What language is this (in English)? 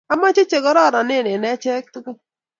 Kalenjin